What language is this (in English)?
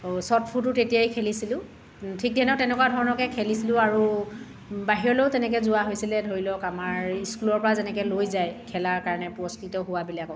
Assamese